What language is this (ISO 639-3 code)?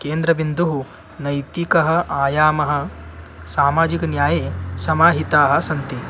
san